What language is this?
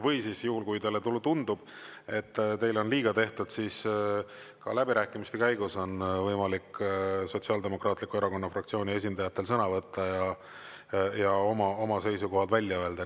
Estonian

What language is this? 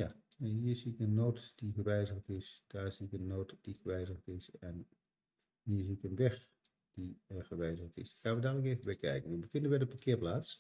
Dutch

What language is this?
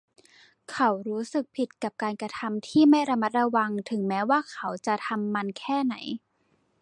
Thai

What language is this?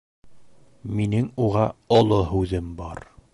Bashkir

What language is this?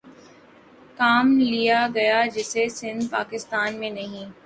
Urdu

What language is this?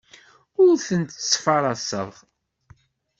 Kabyle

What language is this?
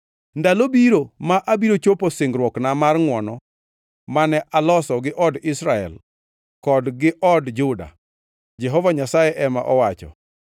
Luo (Kenya and Tanzania)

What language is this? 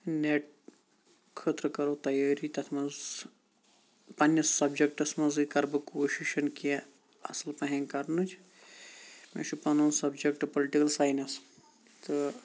Kashmiri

